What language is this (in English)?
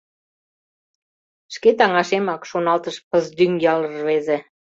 Mari